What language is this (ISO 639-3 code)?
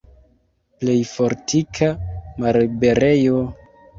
epo